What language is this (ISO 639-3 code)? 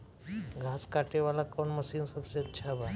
bho